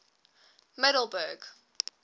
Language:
English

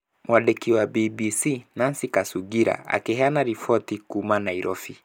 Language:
Kikuyu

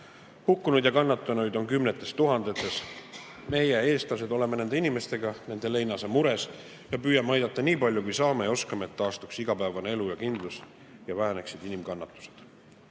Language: Estonian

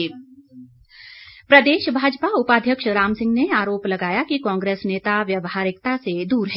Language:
Hindi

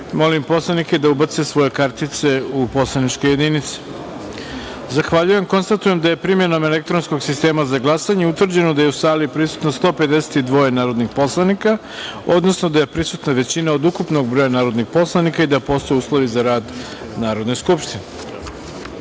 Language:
Serbian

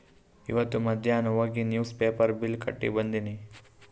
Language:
Kannada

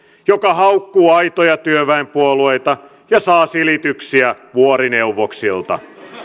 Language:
Finnish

